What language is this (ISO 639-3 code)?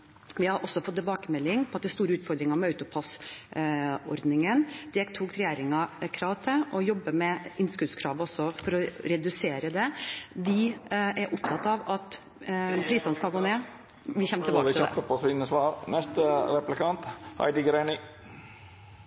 nob